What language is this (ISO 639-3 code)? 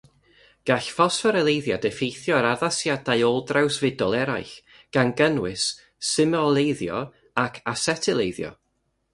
cym